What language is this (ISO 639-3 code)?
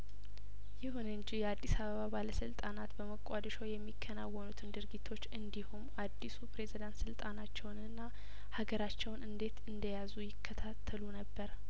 amh